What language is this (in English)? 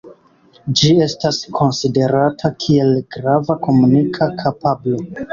Esperanto